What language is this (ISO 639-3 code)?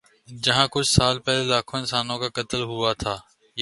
urd